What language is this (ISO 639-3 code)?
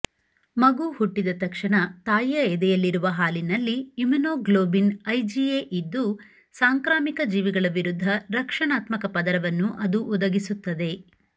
kan